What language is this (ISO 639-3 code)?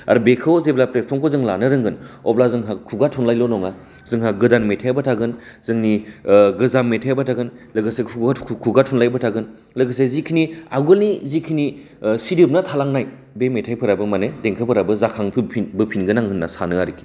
brx